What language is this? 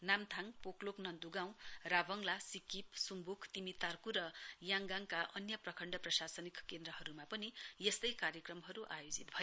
Nepali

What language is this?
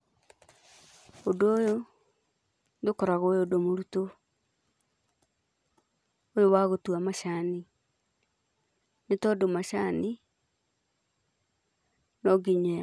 Kikuyu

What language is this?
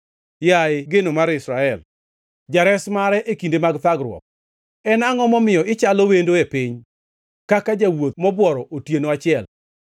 Luo (Kenya and Tanzania)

